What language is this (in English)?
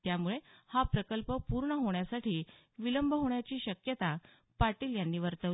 Marathi